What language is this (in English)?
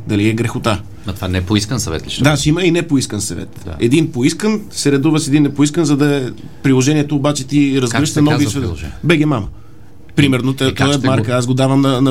Bulgarian